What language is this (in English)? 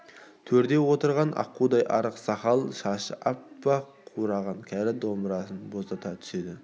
Kazakh